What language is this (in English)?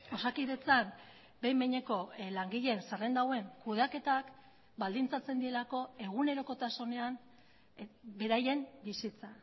Basque